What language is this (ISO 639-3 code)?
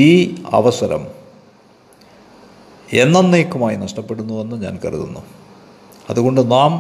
mal